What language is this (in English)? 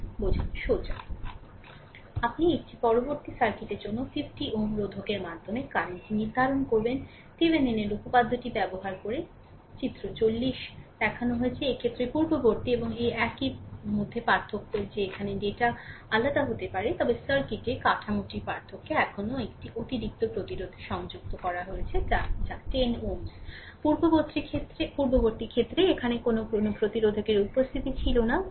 Bangla